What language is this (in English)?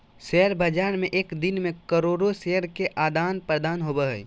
Magahi